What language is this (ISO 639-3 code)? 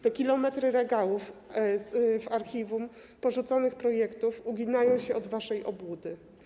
pol